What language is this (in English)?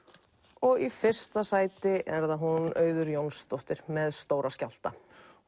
Icelandic